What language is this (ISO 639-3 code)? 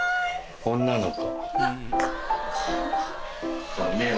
jpn